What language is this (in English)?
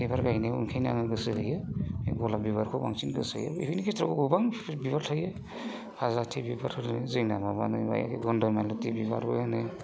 Bodo